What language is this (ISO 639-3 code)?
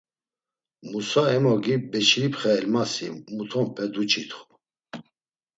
lzz